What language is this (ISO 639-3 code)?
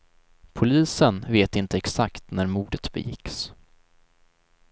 swe